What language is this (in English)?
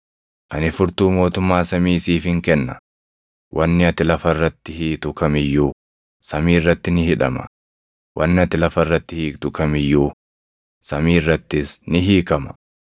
Oromo